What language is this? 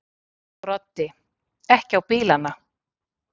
Icelandic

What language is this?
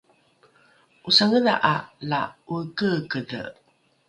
Rukai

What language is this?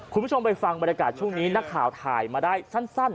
Thai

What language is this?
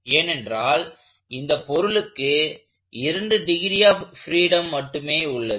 Tamil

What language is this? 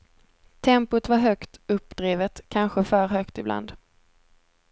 Swedish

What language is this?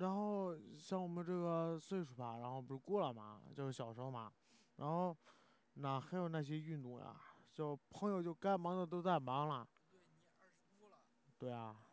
Chinese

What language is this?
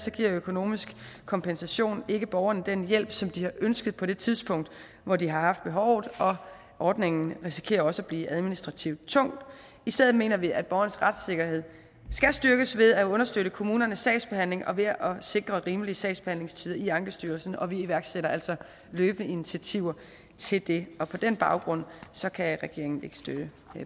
Danish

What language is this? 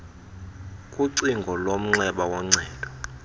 Xhosa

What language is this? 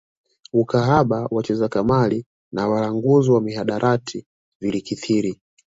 Swahili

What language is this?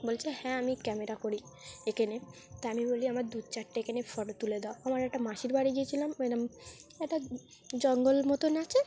Bangla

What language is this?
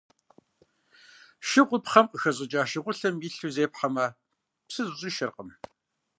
Kabardian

